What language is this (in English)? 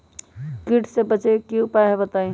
Magahi